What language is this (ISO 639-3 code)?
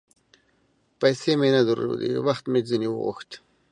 pus